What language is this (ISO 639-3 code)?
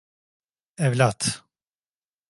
tur